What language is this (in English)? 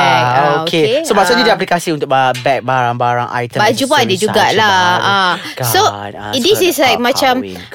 Malay